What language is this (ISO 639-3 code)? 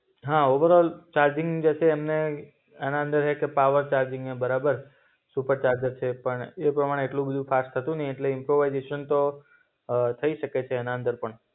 guj